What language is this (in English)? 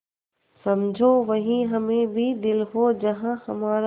Hindi